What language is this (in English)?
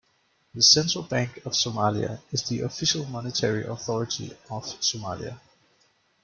English